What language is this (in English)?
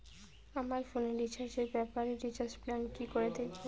Bangla